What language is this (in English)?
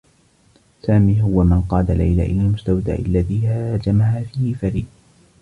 Arabic